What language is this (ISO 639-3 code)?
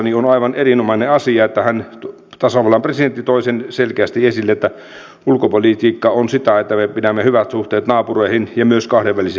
fin